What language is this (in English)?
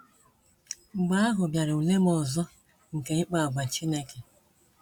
Igbo